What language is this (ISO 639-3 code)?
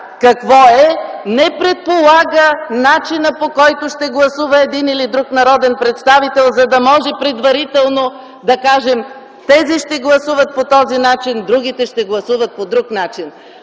bul